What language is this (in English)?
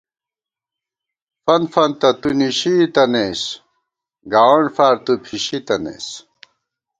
Gawar-Bati